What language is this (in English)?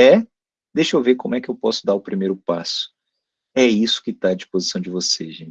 Portuguese